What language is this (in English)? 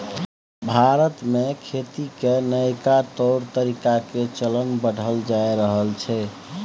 Maithili